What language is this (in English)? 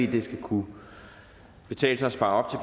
Danish